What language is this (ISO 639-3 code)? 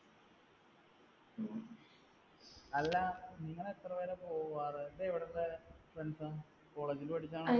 mal